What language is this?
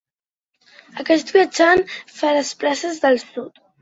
Catalan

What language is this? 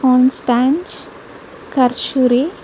Telugu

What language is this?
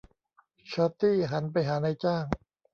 Thai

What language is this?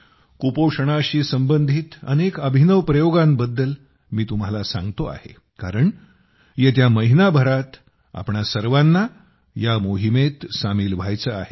Marathi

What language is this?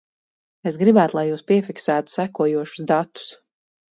Latvian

